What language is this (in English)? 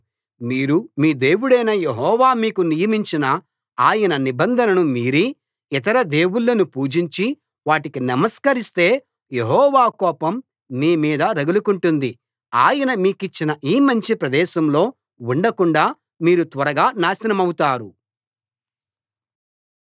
Telugu